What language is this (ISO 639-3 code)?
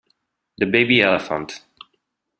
ita